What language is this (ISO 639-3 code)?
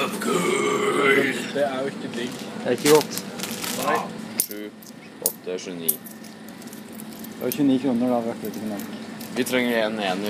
nor